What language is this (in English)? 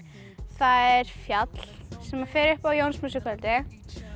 Icelandic